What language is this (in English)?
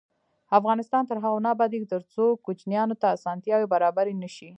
Pashto